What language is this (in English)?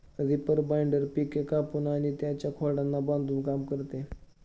Marathi